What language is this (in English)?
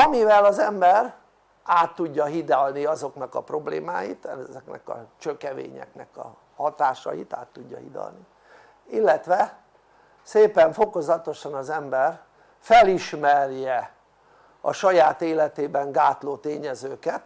Hungarian